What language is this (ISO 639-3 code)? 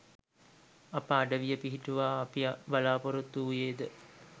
sin